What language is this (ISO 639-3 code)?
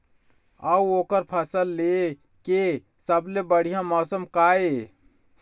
hne